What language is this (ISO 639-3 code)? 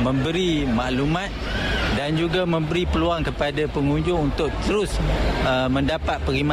msa